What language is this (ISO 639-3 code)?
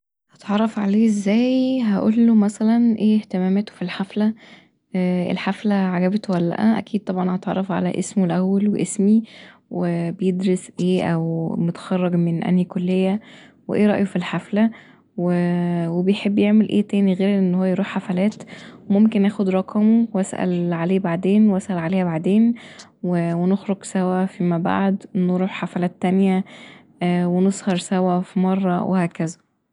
arz